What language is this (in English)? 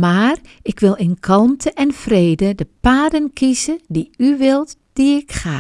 Dutch